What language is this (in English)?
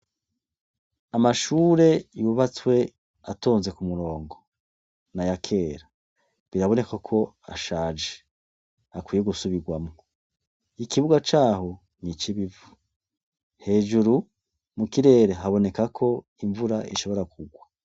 Rundi